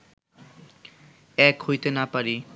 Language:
Bangla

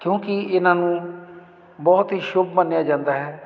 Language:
Punjabi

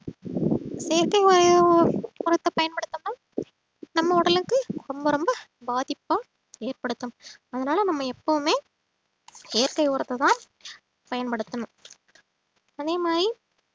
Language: Tamil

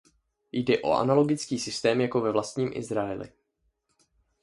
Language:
Czech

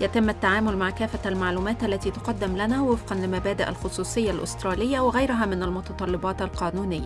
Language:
Arabic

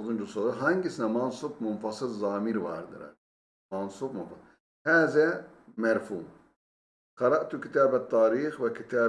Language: Turkish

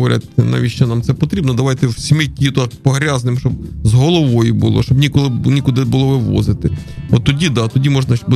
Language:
Ukrainian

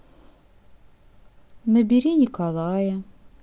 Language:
Russian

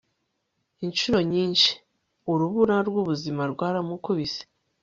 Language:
Kinyarwanda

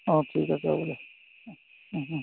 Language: Assamese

